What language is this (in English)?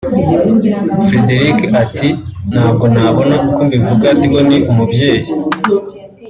Kinyarwanda